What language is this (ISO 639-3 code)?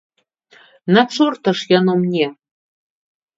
bel